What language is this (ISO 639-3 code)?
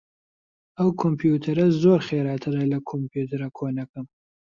ckb